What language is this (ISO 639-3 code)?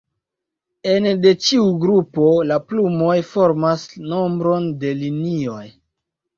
epo